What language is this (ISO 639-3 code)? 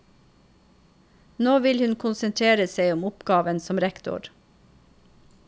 nor